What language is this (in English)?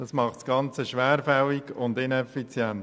Swiss German